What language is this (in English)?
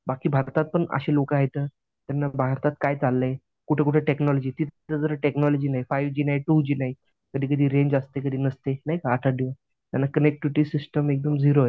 Marathi